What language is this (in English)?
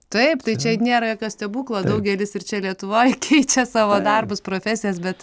Lithuanian